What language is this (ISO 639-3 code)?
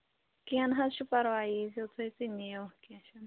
kas